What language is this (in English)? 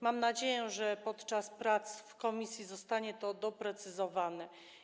Polish